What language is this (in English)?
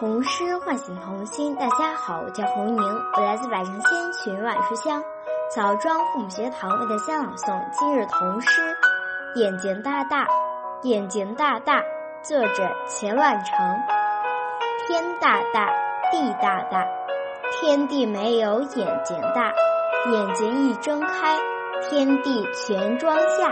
Chinese